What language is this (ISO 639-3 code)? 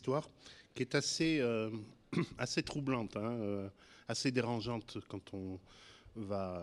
fra